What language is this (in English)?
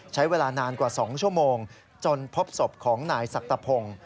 Thai